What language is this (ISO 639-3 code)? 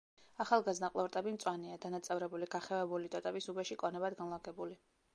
kat